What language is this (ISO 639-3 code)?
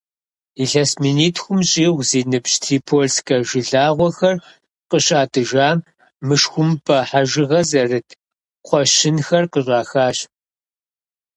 kbd